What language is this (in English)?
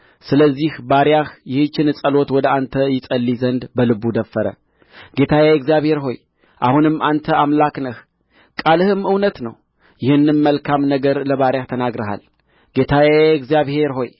Amharic